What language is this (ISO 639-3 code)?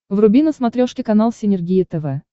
rus